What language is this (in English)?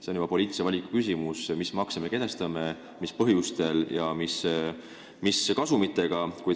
Estonian